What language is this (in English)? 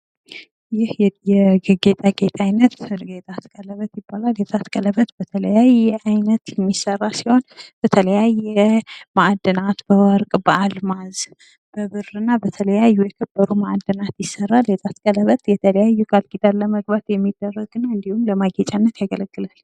Amharic